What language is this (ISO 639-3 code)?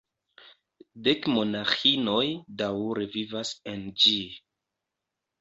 epo